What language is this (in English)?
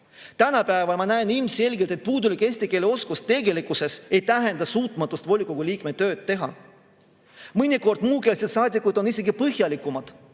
Estonian